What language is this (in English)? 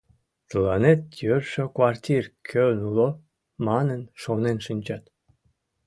Mari